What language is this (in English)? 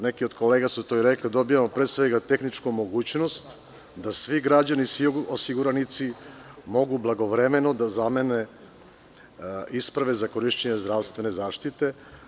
Serbian